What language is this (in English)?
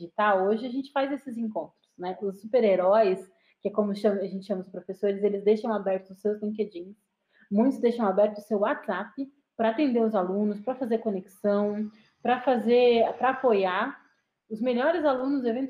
Portuguese